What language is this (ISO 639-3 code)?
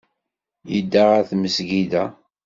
kab